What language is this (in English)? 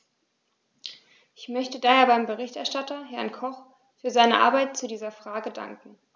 German